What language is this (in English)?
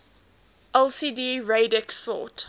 English